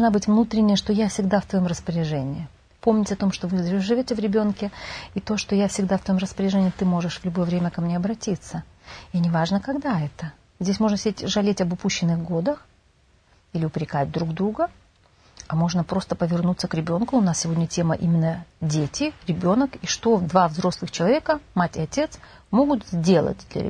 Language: Russian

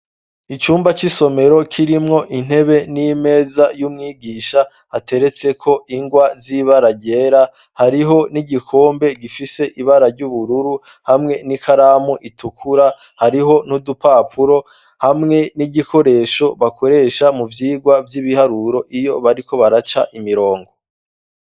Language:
Rundi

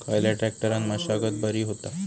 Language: Marathi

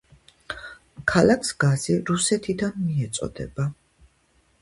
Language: Georgian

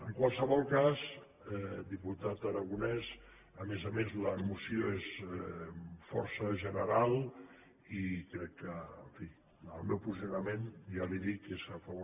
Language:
Catalan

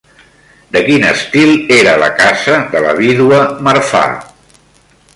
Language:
Catalan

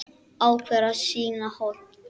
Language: Icelandic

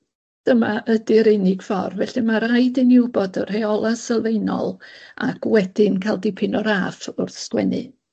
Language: Welsh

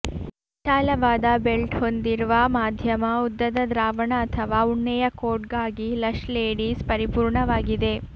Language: Kannada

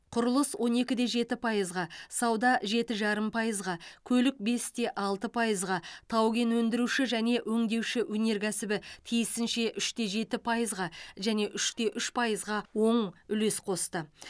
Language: Kazakh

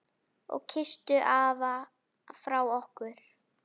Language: Icelandic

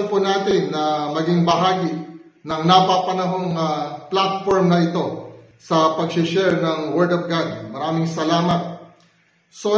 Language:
Filipino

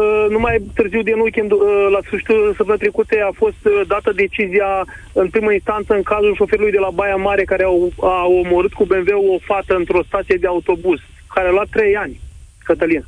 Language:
Romanian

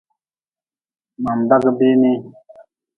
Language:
Nawdm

